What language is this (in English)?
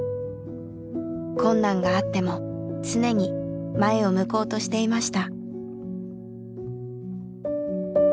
Japanese